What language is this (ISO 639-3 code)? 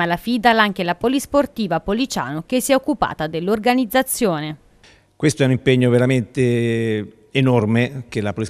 ita